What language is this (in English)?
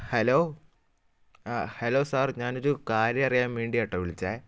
Malayalam